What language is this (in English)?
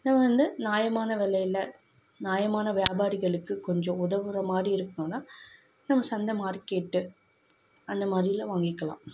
Tamil